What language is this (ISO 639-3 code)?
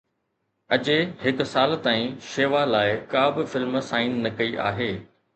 snd